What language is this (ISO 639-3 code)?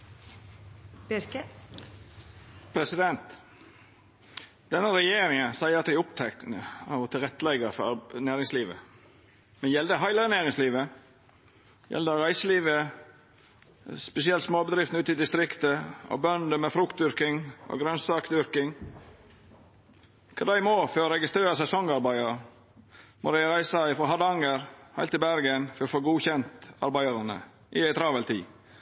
nor